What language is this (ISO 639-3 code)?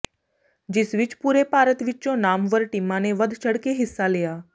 pan